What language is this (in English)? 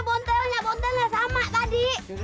Indonesian